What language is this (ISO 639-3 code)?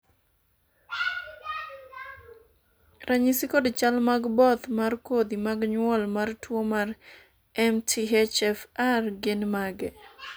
luo